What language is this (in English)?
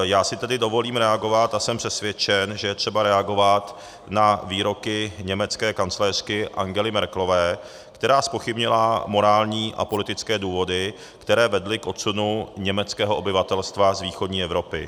Czech